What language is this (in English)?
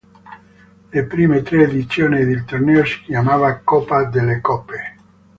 Italian